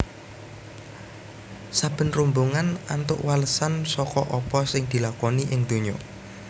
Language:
Javanese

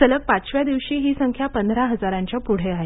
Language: Marathi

